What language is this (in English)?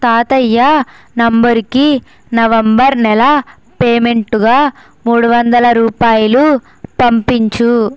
Telugu